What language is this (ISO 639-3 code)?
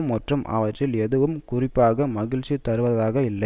tam